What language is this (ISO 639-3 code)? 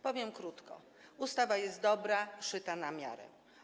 pol